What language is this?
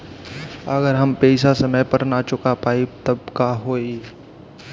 Bhojpuri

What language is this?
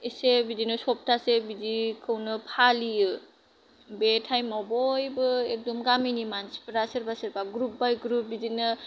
Bodo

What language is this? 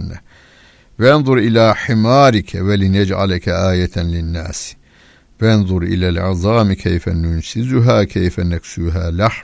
Turkish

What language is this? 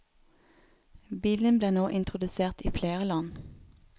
Norwegian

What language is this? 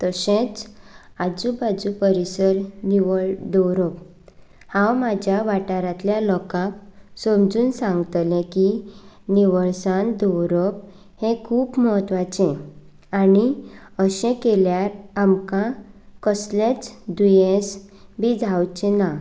Konkani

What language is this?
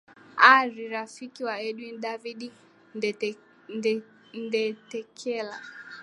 Swahili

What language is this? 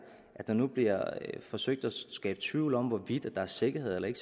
Danish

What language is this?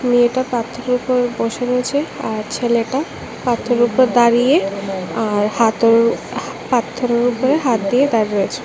Bangla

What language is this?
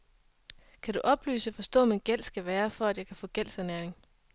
Danish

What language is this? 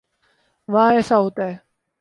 Urdu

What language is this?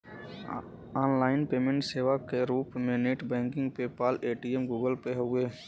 Bhojpuri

